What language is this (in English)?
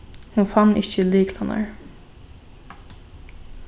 Faroese